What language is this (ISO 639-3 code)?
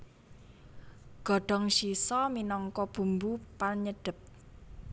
jav